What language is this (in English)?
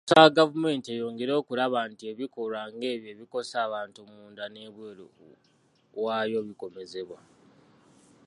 Ganda